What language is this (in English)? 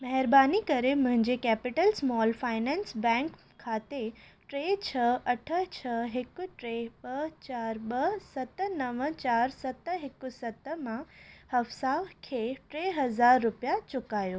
Sindhi